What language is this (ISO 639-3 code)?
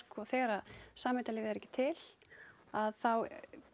isl